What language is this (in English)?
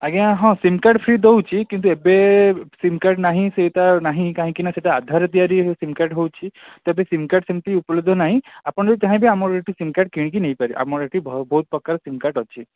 Odia